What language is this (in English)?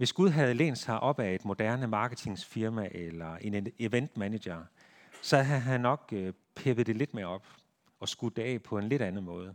Danish